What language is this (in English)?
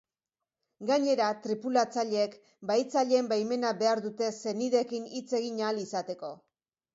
Basque